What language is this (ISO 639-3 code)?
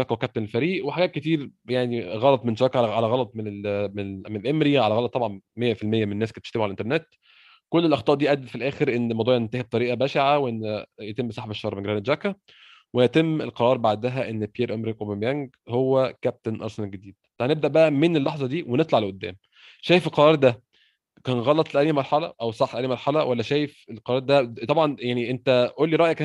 ara